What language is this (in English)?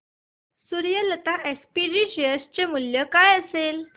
Marathi